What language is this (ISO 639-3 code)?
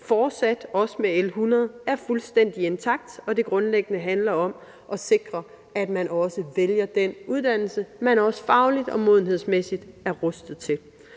dan